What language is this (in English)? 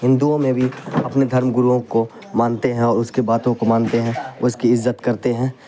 Urdu